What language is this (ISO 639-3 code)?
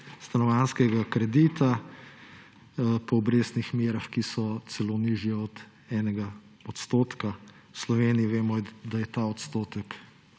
slv